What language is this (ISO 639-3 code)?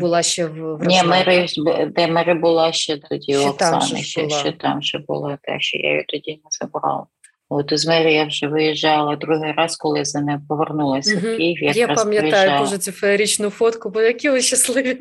ukr